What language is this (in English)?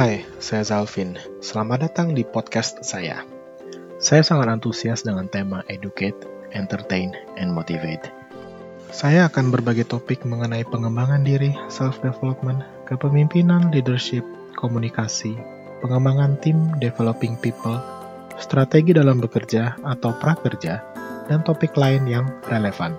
Indonesian